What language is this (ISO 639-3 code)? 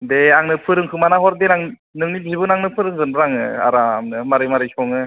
brx